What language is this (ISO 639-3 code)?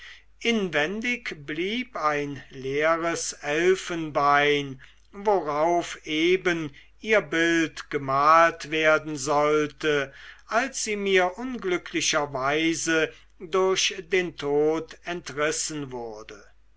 deu